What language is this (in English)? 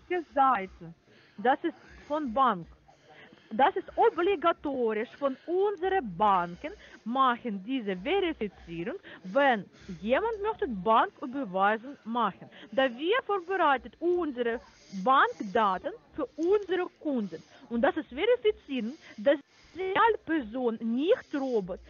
German